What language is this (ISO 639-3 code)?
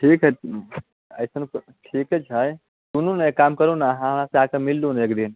mai